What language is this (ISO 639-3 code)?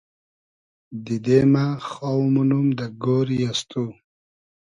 haz